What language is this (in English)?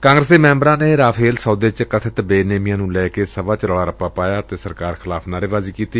Punjabi